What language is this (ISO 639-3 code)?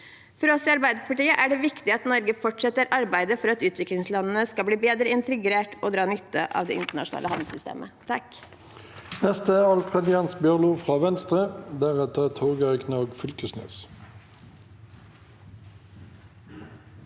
nor